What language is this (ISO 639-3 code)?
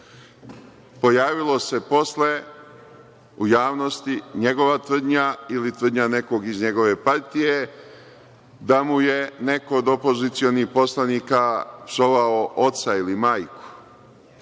srp